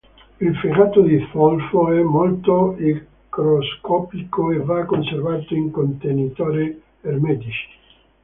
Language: Italian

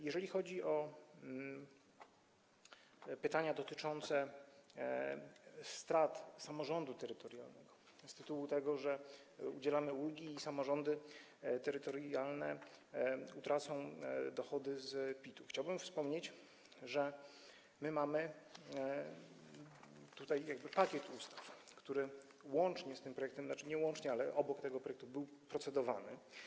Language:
Polish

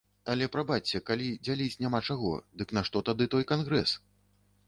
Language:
Belarusian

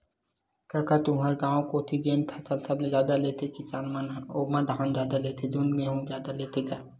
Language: Chhattisgarhi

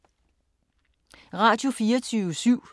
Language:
Danish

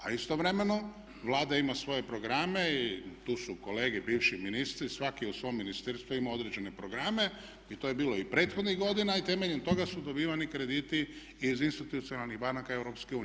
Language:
Croatian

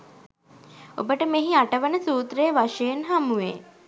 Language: Sinhala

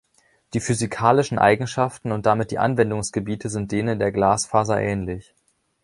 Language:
German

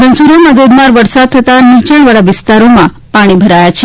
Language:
Gujarati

